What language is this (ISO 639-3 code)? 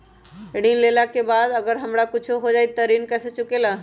mag